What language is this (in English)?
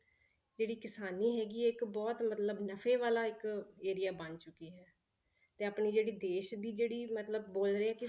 Punjabi